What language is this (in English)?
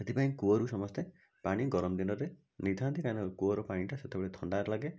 Odia